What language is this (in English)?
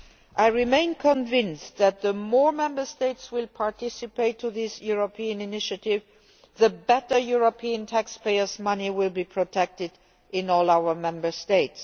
English